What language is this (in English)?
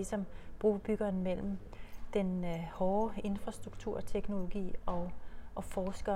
Danish